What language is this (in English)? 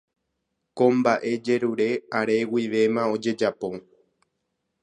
Guarani